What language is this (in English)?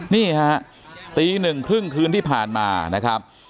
Thai